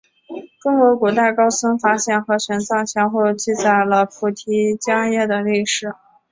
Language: Chinese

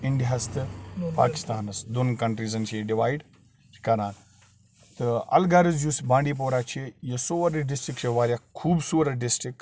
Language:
Kashmiri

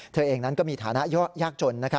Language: Thai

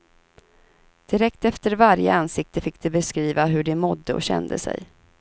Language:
Swedish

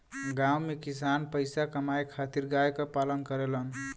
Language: Bhojpuri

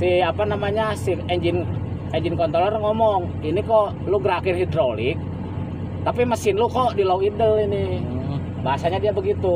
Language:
Indonesian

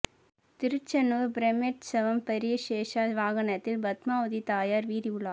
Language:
Tamil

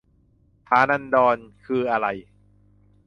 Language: Thai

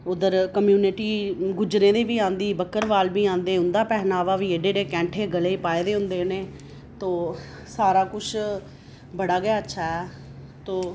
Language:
Dogri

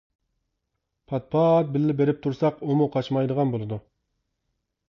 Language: Uyghur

